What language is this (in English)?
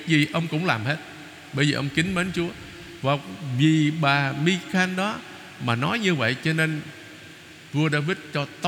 Vietnamese